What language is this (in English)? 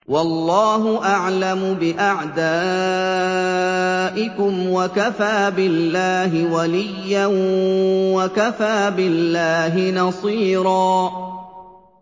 Arabic